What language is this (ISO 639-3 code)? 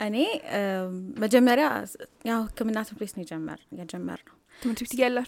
amh